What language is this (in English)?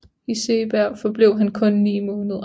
Danish